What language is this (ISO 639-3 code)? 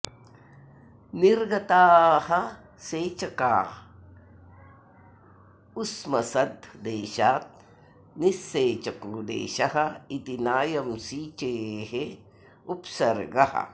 san